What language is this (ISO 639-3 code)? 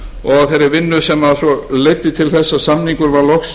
isl